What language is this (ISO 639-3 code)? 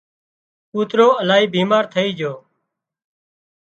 kxp